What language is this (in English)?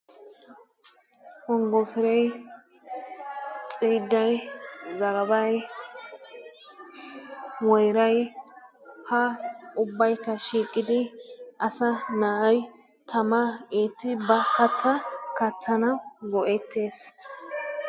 Wolaytta